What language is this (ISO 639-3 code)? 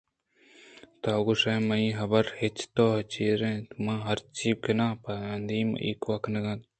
bgp